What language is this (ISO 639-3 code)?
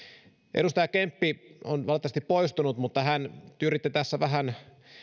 fin